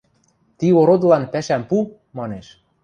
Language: Western Mari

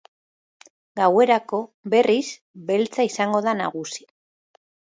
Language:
Basque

